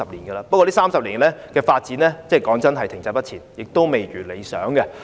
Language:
Cantonese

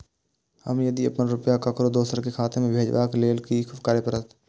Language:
Maithili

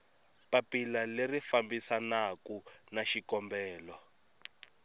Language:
Tsonga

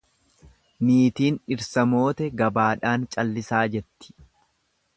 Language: Oromo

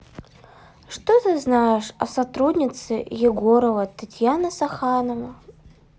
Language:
Russian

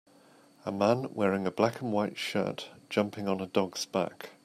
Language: English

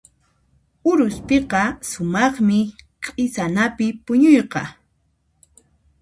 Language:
Puno Quechua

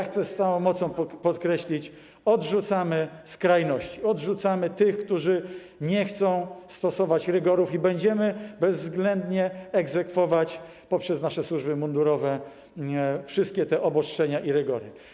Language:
Polish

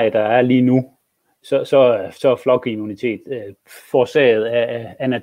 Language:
Danish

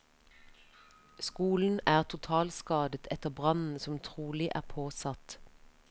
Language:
Norwegian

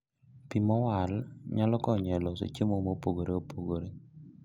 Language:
Luo (Kenya and Tanzania)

